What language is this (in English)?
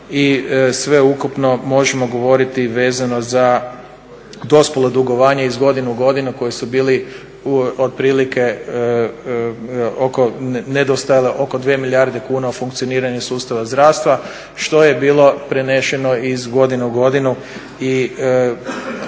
Croatian